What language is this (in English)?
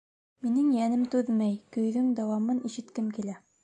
Bashkir